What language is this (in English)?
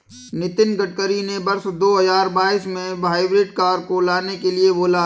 Hindi